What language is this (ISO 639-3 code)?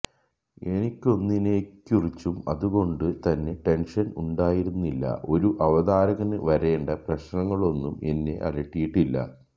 mal